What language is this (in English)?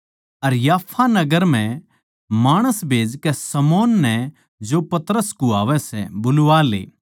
Haryanvi